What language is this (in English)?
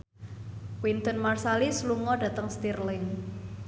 Javanese